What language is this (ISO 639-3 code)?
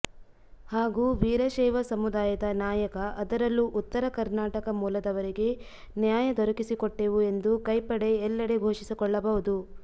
kan